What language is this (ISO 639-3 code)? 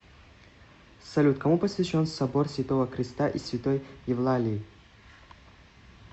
rus